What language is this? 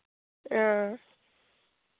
Dogri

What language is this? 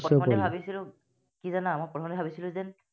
Assamese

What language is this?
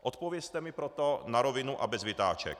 Czech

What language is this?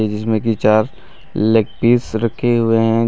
Hindi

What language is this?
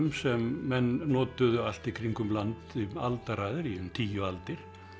Icelandic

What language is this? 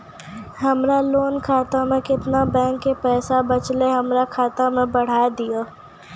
Maithili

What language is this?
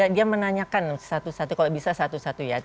Indonesian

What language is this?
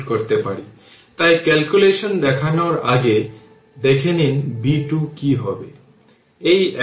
Bangla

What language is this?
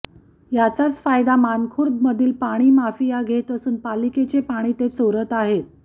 Marathi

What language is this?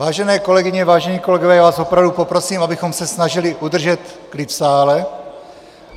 Czech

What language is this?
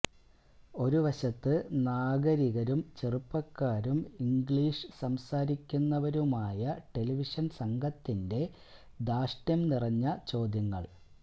Malayalam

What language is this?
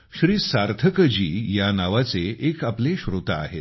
Marathi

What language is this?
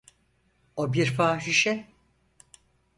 Turkish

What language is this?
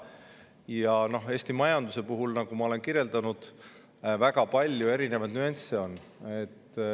Estonian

